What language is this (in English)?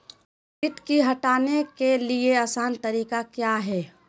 Magahi